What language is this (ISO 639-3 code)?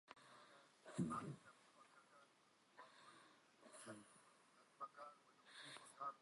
ckb